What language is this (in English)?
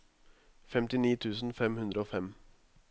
Norwegian